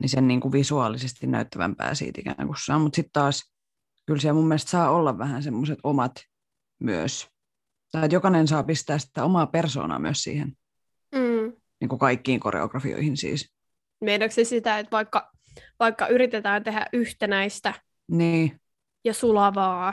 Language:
Finnish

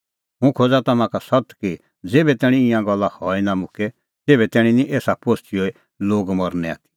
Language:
Kullu Pahari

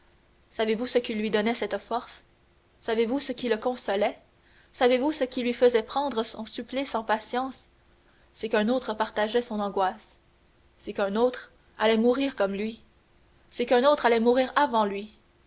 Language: French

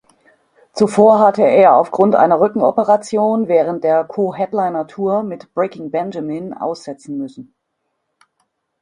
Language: German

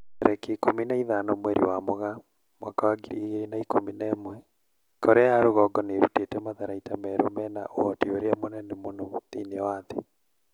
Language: Kikuyu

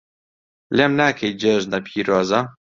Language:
Central Kurdish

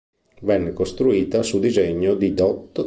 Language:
Italian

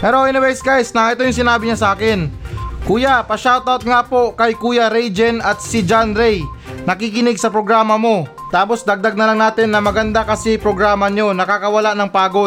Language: Filipino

